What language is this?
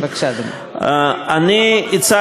Hebrew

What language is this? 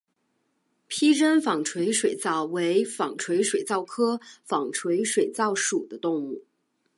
Chinese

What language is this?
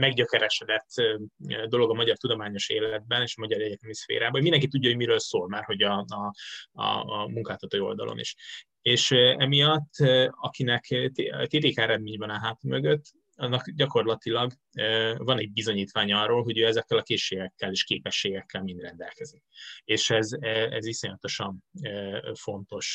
Hungarian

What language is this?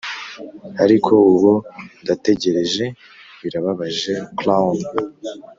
Kinyarwanda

